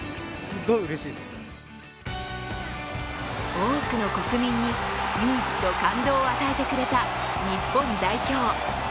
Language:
Japanese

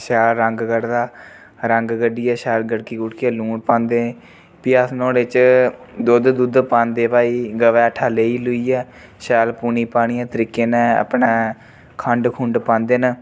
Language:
Dogri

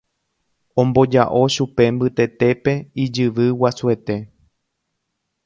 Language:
Guarani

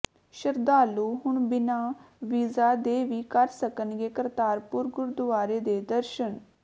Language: Punjabi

